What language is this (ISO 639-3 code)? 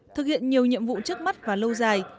vie